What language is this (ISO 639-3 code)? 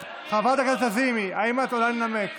heb